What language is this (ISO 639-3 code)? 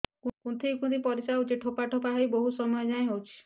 ori